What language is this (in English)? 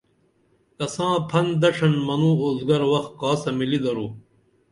Dameli